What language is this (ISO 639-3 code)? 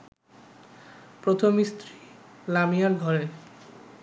ben